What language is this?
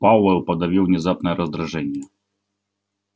Russian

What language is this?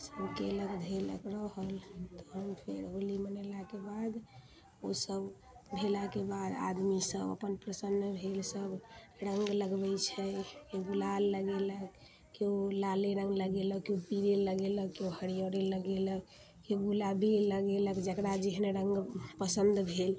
Maithili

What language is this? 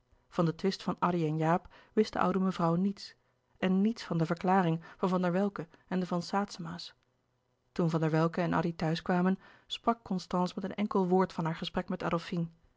Dutch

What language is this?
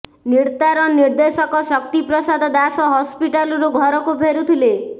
Odia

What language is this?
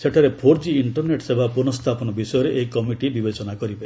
Odia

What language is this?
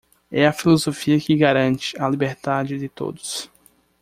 Portuguese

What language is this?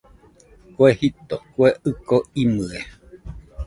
Nüpode Huitoto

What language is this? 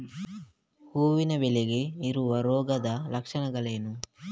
Kannada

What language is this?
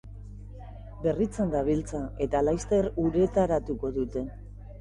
Basque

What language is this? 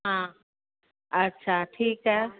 Sindhi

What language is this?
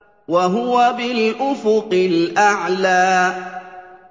Arabic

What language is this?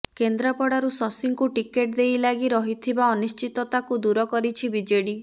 Odia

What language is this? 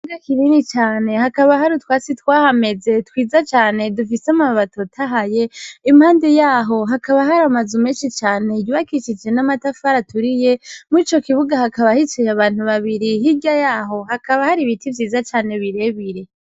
Rundi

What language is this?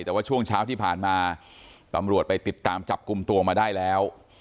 Thai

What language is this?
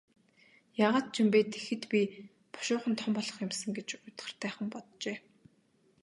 Mongolian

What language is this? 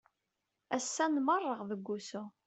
Kabyle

